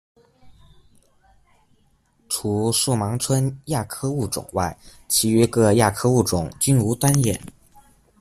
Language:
Chinese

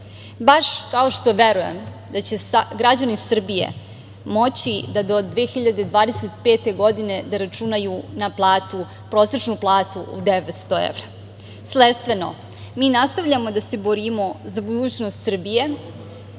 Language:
Serbian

